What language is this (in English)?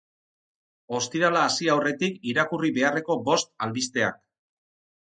Basque